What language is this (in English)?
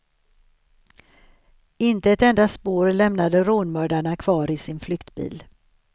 Swedish